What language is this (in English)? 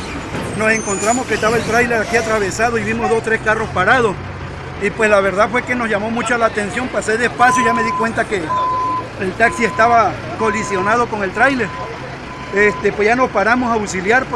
Spanish